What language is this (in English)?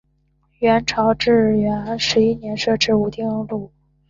Chinese